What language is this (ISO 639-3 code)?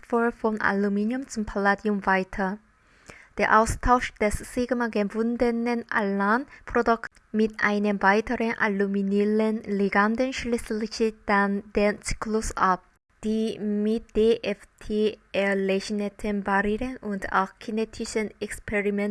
deu